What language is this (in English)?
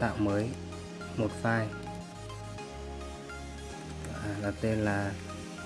Vietnamese